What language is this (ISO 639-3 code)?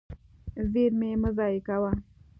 pus